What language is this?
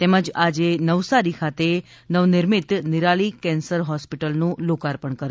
Gujarati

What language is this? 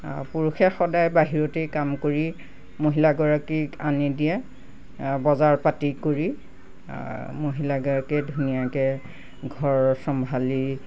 Assamese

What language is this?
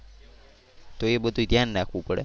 Gujarati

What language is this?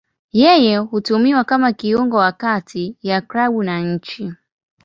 Swahili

